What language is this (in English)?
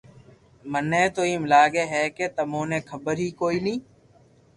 Loarki